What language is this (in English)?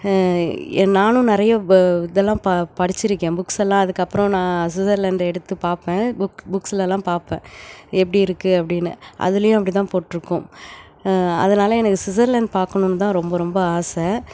Tamil